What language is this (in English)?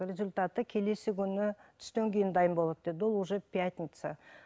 Kazakh